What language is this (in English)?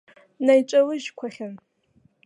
Abkhazian